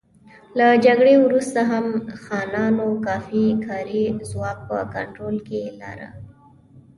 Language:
Pashto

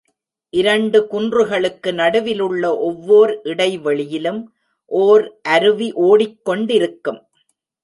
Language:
Tamil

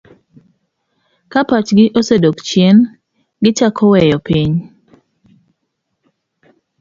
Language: Luo (Kenya and Tanzania)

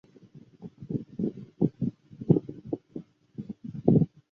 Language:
Chinese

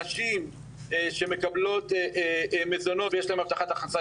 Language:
Hebrew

